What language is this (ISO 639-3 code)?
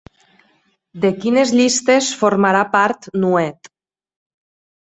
cat